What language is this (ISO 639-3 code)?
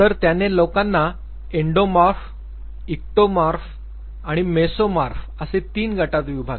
mar